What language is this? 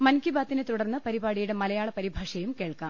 Malayalam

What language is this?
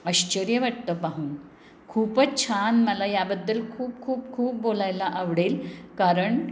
Marathi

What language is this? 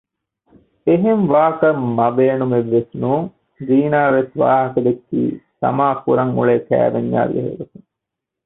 Divehi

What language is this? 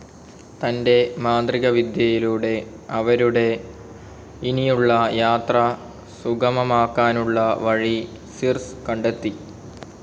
Malayalam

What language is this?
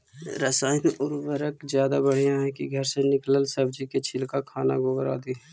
Magahi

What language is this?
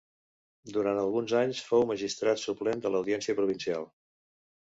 Catalan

